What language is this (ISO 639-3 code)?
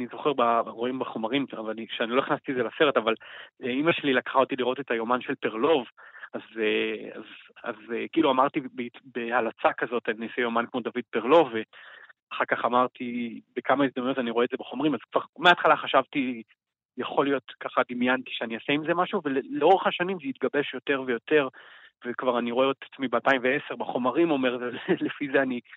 heb